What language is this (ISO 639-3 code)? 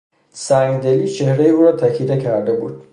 fas